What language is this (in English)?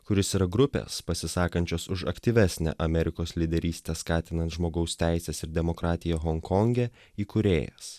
Lithuanian